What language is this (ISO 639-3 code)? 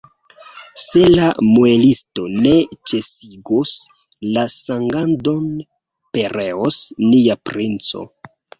epo